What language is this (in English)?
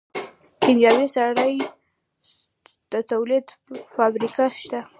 Pashto